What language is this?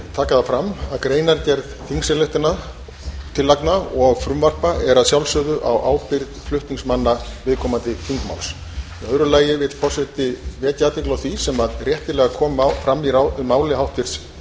Icelandic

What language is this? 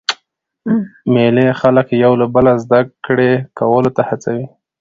Pashto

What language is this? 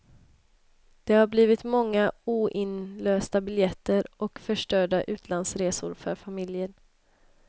Swedish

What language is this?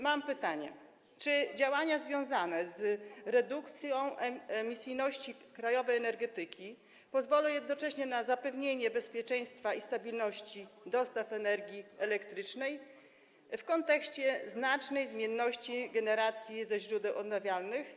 Polish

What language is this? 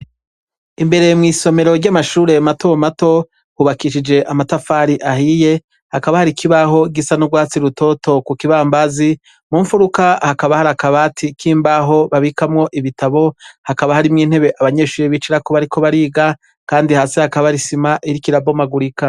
Rundi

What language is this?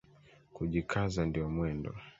Swahili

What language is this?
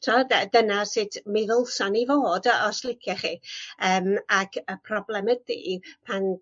Welsh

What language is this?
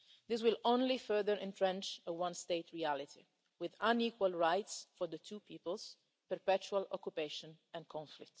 English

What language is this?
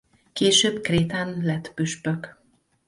Hungarian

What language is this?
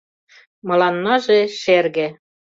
Mari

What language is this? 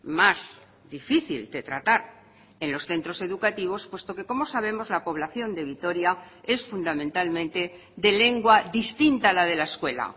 Spanish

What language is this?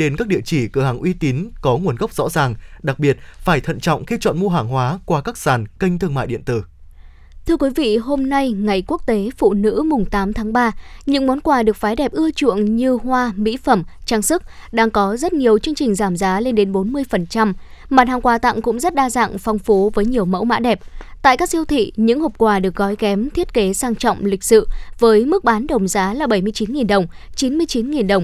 Vietnamese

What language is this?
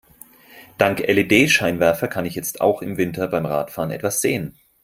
German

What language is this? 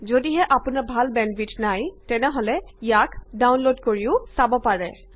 Assamese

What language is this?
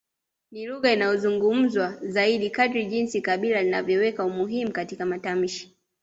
Swahili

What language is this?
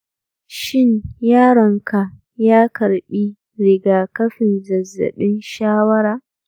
Hausa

